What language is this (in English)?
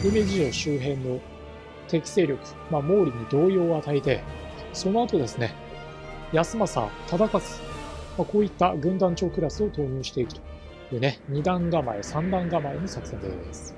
Japanese